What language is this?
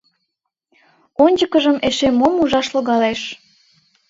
Mari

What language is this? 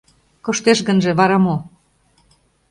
Mari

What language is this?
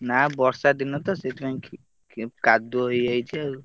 Odia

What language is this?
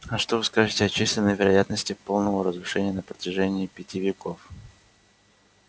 Russian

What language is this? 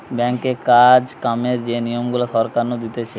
Bangla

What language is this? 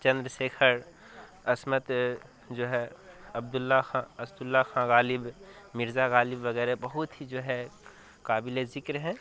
Urdu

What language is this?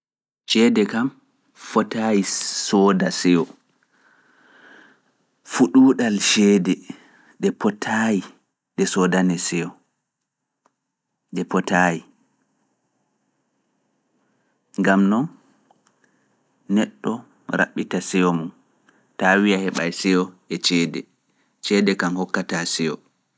Fula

